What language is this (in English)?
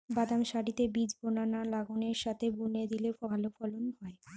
Bangla